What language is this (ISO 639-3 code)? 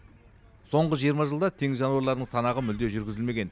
kaz